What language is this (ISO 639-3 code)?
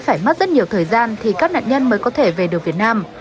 vie